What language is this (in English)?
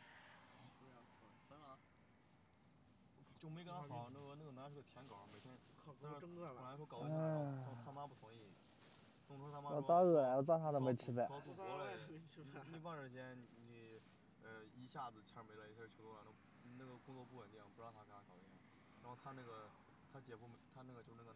Chinese